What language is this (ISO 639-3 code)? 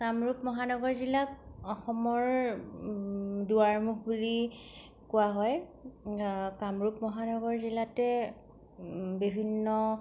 asm